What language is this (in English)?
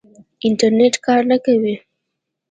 Pashto